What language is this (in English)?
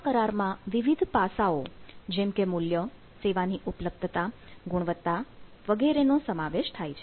Gujarati